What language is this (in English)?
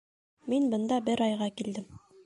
Bashkir